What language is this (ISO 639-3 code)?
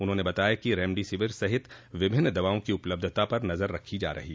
hin